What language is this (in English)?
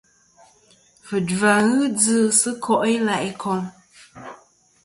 Kom